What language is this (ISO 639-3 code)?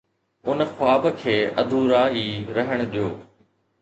snd